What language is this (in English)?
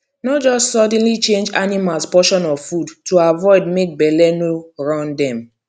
Nigerian Pidgin